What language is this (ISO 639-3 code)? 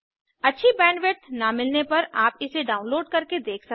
hin